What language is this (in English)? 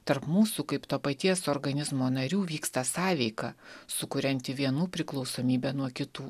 Lithuanian